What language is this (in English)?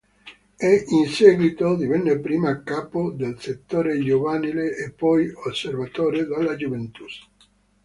Italian